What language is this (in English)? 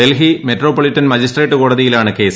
Malayalam